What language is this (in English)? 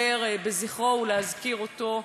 Hebrew